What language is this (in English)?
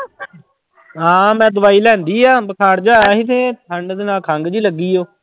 Punjabi